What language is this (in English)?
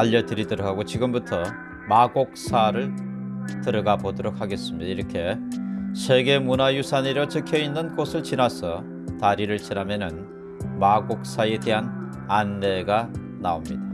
Korean